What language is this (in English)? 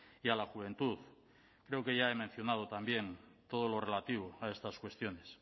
Spanish